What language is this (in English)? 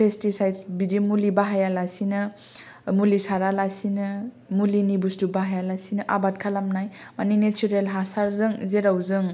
Bodo